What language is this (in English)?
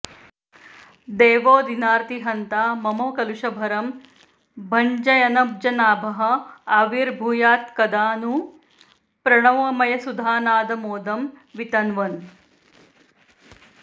Sanskrit